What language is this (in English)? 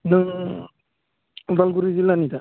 Bodo